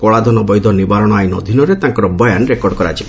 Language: Odia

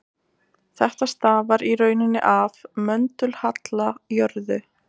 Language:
Icelandic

